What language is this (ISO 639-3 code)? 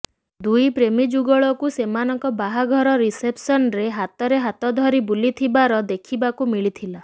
ori